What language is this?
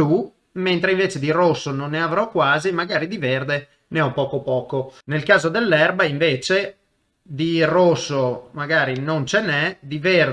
Italian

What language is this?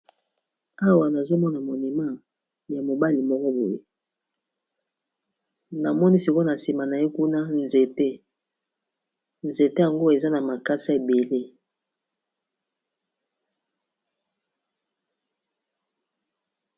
Lingala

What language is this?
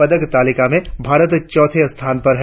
Hindi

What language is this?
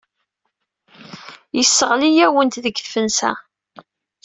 Kabyle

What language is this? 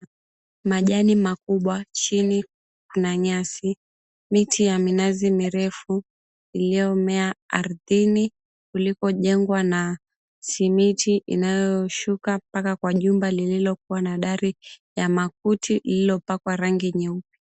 Swahili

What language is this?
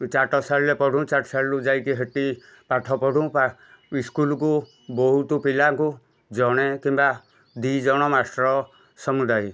Odia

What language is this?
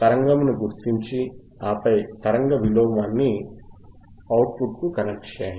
Telugu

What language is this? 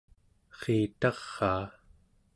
Central Yupik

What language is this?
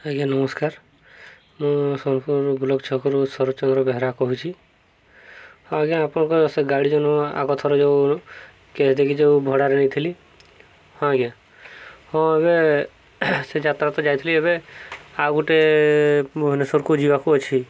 Odia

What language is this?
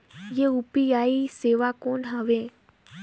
Chhattisgarhi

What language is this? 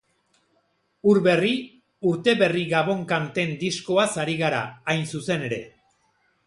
Basque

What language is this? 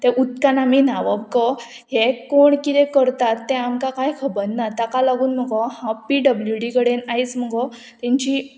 Konkani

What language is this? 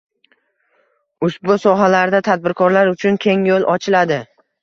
Uzbek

